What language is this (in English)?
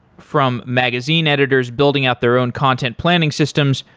English